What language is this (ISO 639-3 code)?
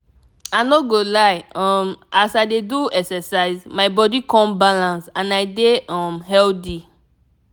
pcm